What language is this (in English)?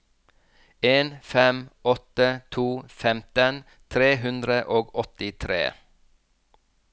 Norwegian